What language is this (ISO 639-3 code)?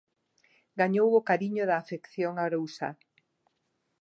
glg